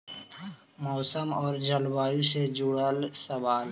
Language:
Magahi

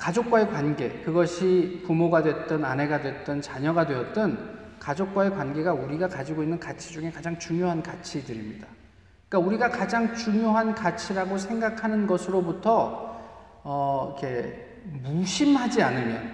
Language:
Korean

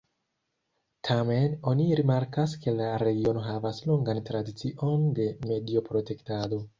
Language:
Esperanto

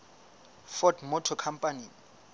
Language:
Southern Sotho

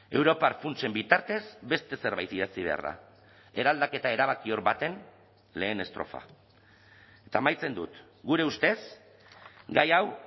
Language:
Basque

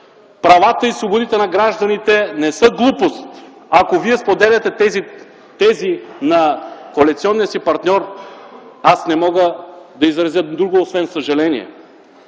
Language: Bulgarian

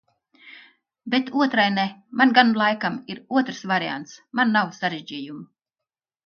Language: Latvian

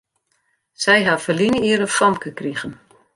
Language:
Western Frisian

